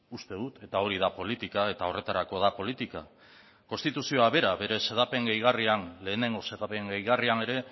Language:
Basque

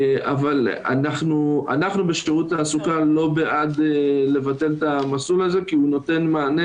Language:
Hebrew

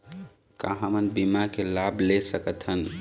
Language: Chhattisgarhi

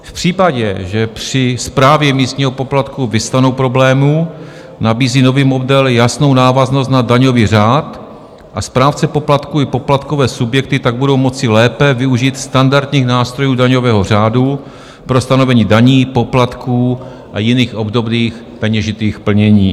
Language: Czech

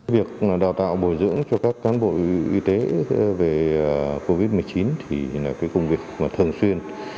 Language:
Vietnamese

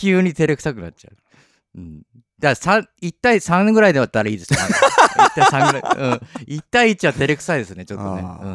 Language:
Japanese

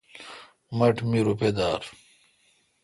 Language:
Kalkoti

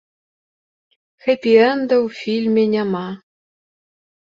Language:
Belarusian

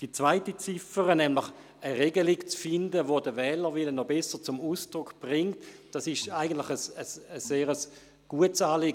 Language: Swiss German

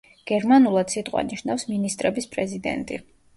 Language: Georgian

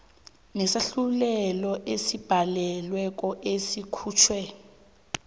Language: South Ndebele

